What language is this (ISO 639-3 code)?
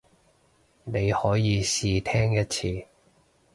yue